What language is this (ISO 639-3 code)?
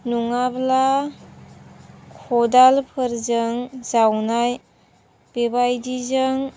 brx